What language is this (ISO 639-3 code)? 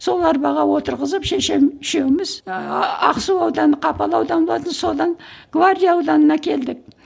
kaz